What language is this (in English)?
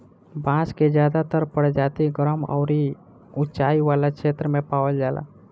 Bhojpuri